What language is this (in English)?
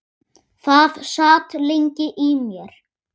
Icelandic